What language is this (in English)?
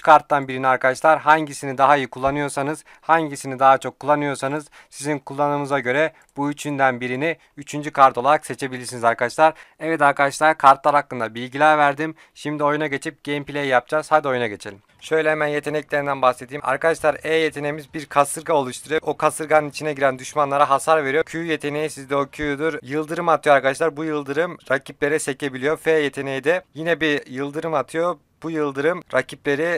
Turkish